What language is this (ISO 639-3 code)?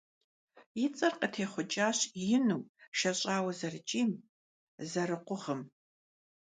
kbd